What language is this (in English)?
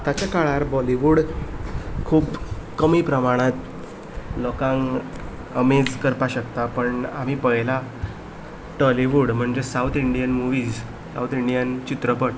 Konkani